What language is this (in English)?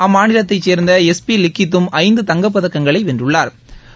Tamil